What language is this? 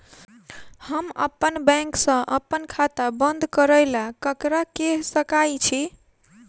Maithili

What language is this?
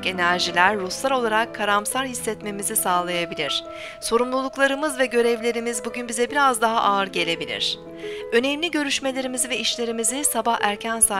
Turkish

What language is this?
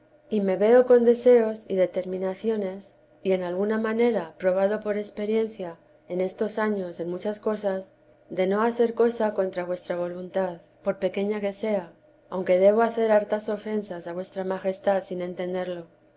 Spanish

